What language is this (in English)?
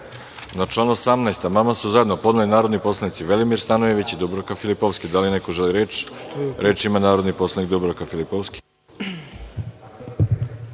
Serbian